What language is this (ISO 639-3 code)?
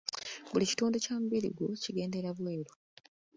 lug